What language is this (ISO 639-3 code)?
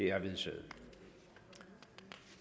dan